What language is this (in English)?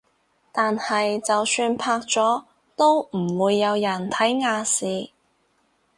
Cantonese